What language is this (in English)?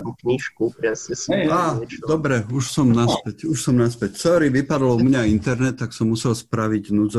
Slovak